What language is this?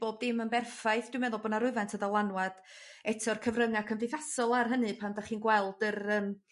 Welsh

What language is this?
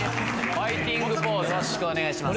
Japanese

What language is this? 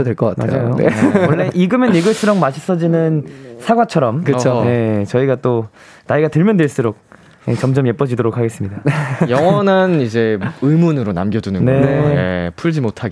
Korean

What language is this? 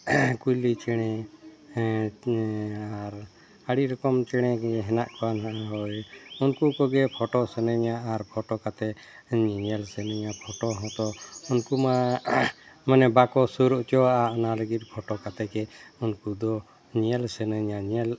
Santali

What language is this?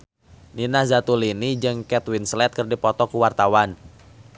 Sundanese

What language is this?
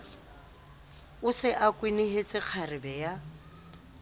Southern Sotho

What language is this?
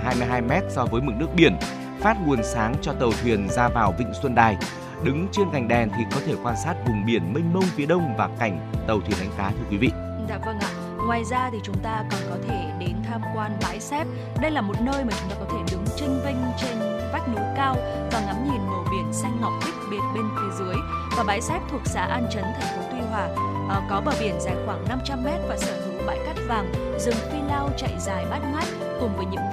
Vietnamese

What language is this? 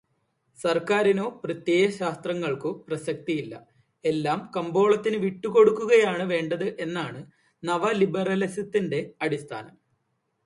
Malayalam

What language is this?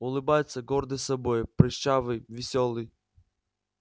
Russian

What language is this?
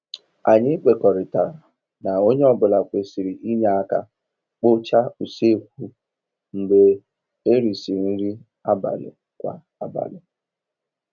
Igbo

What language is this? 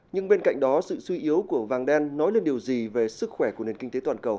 Vietnamese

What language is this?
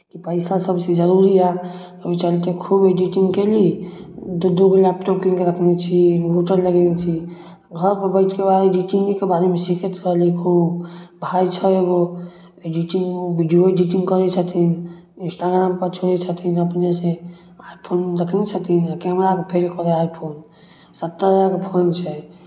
Maithili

